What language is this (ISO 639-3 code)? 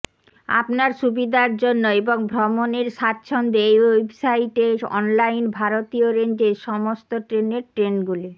ben